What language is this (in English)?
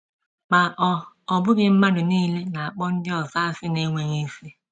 Igbo